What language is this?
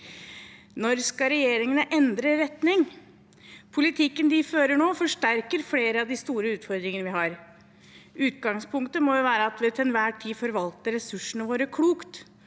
Norwegian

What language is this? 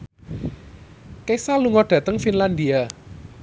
Javanese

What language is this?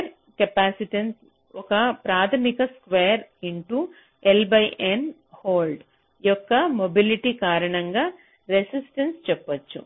Telugu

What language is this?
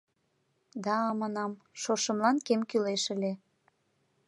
Mari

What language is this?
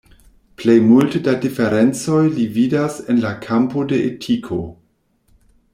Esperanto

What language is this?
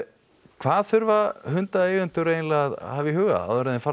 Icelandic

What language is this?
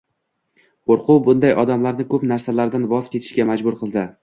Uzbek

